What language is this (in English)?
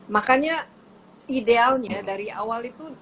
Indonesian